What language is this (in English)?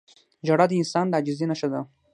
Pashto